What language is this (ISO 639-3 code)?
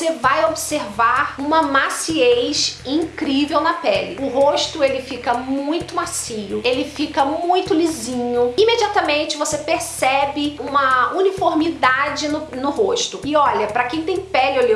por